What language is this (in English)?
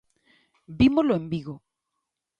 Galician